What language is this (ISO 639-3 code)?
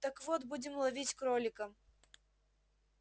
rus